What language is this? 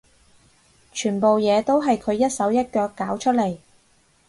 Cantonese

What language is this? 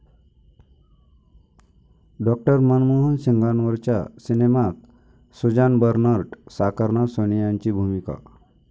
Marathi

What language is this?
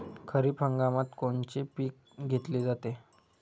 Marathi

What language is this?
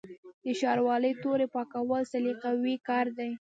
Pashto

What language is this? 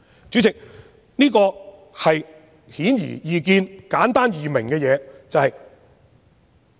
Cantonese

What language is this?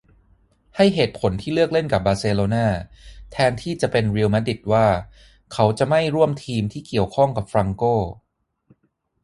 Thai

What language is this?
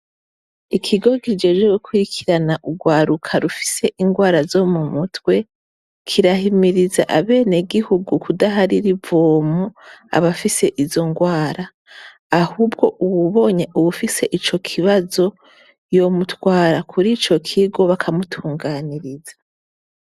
Rundi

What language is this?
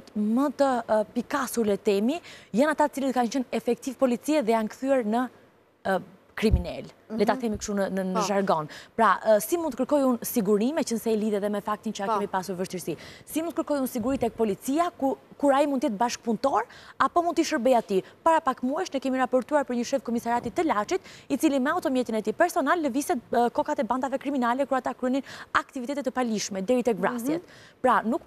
Romanian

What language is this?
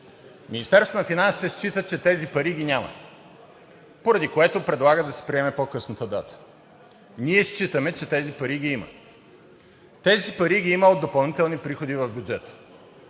Bulgarian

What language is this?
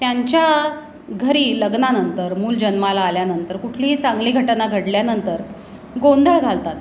Marathi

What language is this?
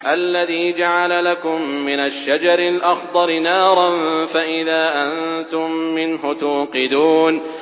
Arabic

